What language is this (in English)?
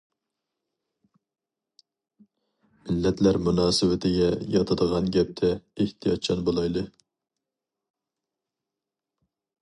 Uyghur